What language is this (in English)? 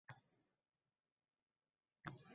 Uzbek